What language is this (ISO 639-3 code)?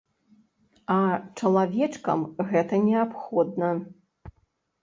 bel